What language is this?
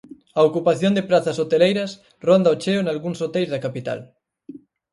Galician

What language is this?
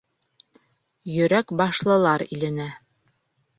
Bashkir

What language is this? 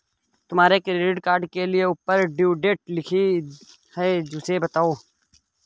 Hindi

